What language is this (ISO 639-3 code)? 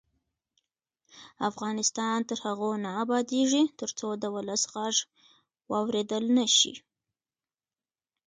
pus